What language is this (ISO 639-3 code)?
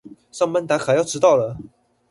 zho